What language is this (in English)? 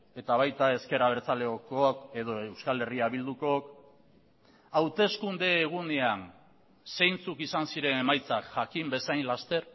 Basque